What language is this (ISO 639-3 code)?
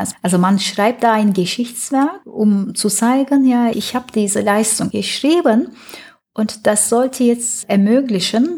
deu